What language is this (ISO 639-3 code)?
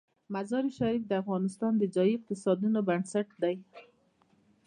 pus